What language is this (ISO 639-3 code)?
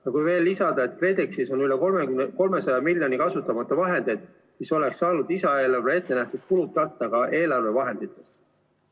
est